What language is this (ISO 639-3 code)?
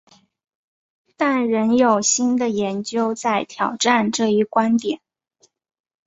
zho